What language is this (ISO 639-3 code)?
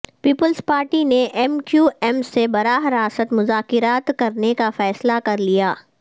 urd